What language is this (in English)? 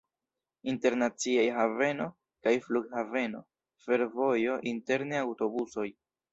Esperanto